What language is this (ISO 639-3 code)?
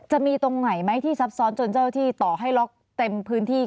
tha